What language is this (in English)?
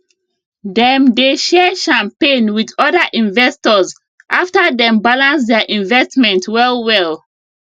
Nigerian Pidgin